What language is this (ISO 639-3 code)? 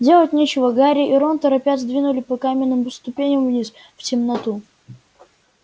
rus